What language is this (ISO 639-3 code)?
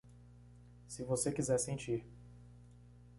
por